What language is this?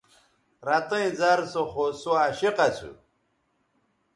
Bateri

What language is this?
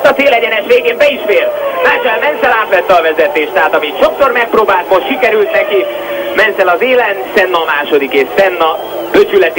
Hungarian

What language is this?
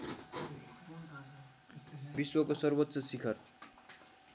Nepali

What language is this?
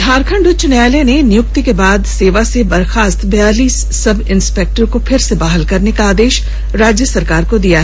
Hindi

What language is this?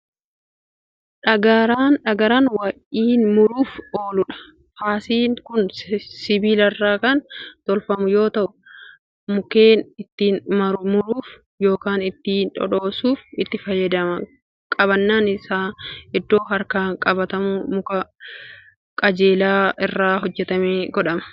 Oromo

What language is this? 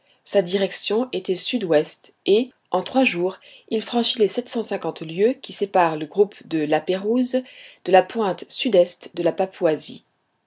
French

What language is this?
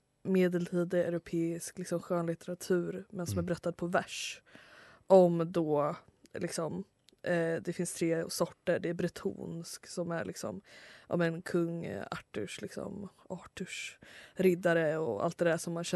Swedish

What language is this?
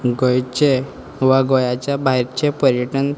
Konkani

